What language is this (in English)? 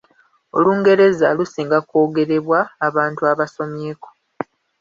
Ganda